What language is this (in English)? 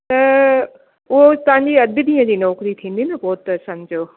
Sindhi